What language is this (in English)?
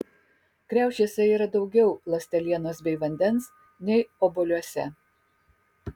Lithuanian